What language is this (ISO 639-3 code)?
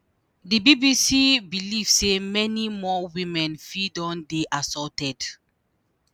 pcm